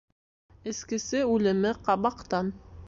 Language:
Bashkir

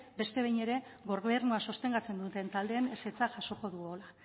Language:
Basque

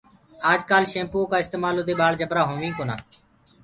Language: Gurgula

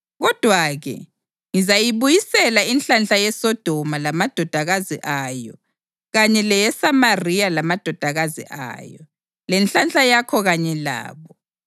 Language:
North Ndebele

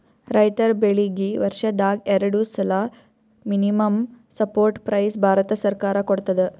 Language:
Kannada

